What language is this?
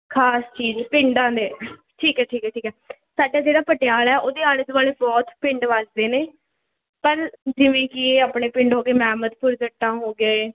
Punjabi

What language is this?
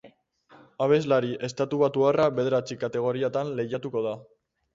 Basque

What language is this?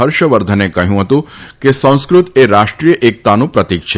Gujarati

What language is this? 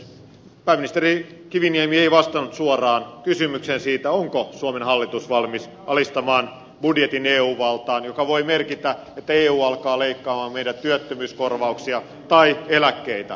Finnish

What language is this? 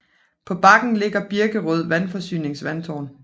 Danish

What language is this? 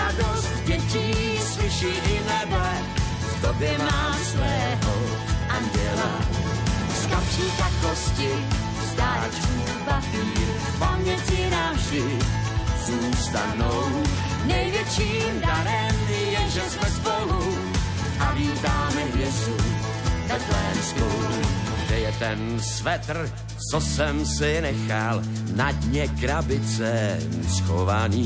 Slovak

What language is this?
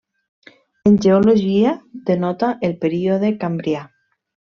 Catalan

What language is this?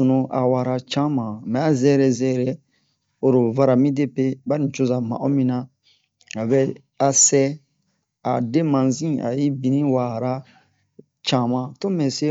Bomu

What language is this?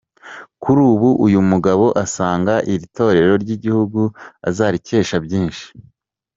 Kinyarwanda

